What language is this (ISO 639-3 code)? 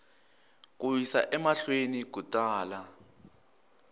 tso